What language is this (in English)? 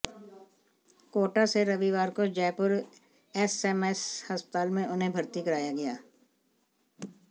Hindi